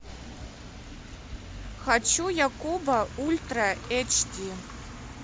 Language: Russian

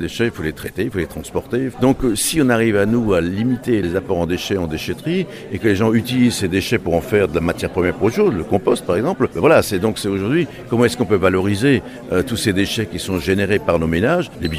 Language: French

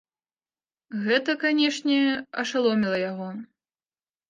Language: Belarusian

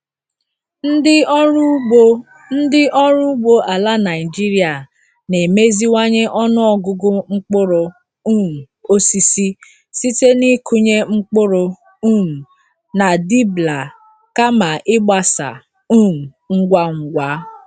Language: Igbo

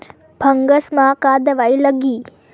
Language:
Chhattisgarhi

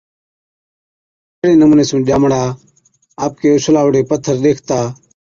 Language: Od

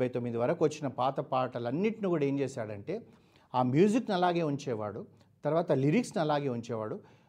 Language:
Telugu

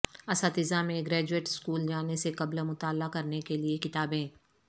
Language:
Urdu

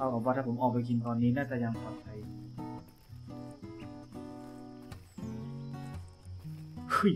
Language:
Thai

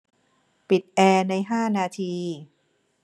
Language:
Thai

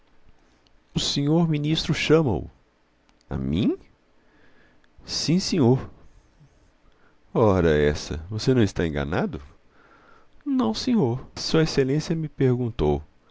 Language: Portuguese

